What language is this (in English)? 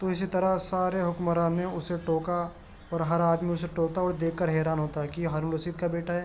Urdu